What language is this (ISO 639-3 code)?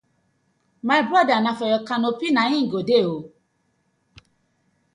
pcm